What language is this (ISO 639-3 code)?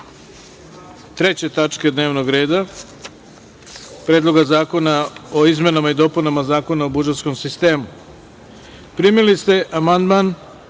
srp